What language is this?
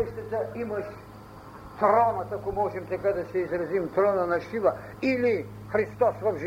Bulgarian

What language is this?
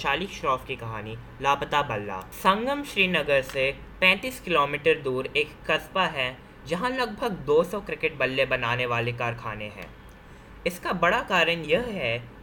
Hindi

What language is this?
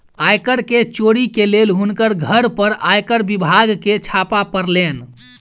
Maithili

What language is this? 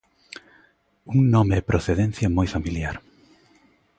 Galician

